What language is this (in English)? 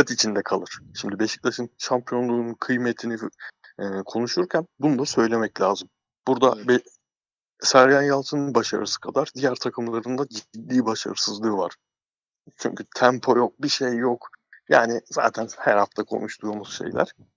Turkish